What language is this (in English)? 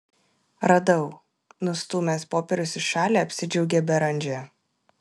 Lithuanian